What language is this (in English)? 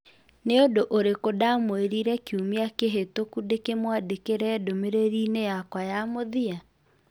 Kikuyu